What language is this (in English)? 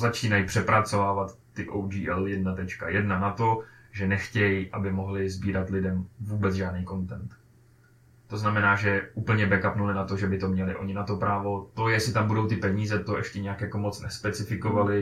Czech